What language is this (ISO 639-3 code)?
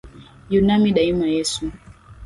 swa